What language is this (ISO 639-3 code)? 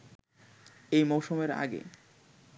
ben